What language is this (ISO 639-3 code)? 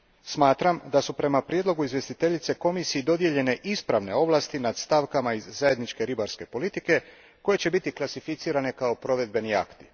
hrv